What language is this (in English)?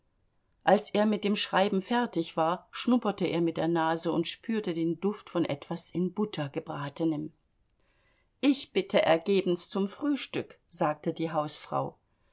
German